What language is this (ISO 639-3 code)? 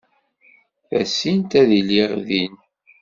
kab